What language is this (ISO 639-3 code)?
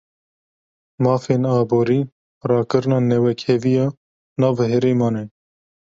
kur